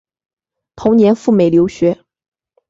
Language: Chinese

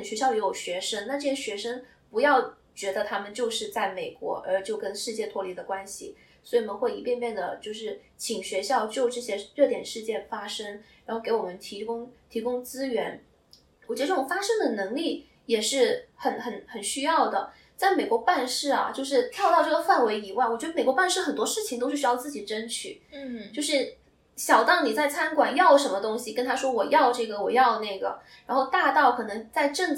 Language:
Chinese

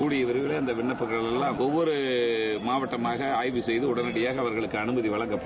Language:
Tamil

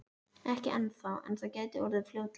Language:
Icelandic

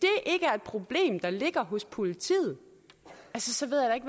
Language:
Danish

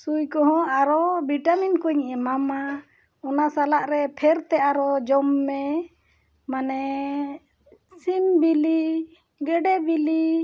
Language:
Santali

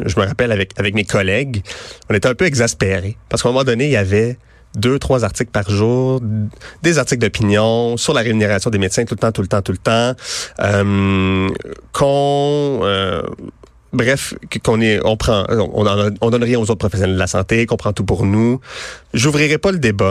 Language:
French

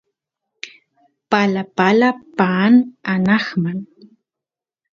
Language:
Santiago del Estero Quichua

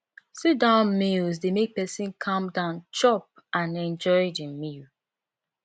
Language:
Nigerian Pidgin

